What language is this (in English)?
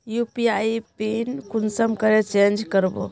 Magahi